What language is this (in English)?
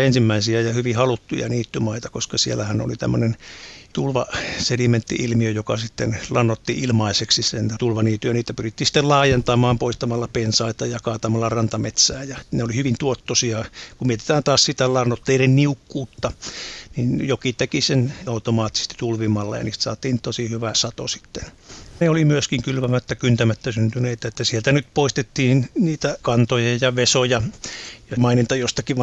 Finnish